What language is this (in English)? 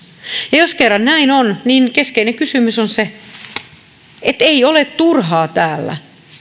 Finnish